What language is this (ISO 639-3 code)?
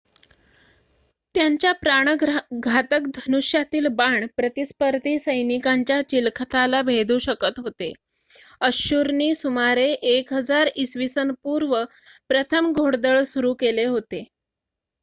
mar